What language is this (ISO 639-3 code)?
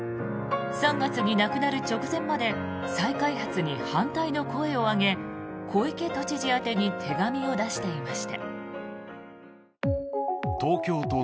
jpn